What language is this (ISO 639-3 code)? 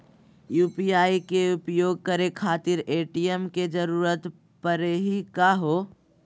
mag